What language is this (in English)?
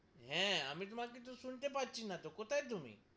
Bangla